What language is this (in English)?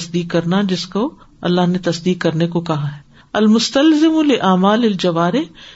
Urdu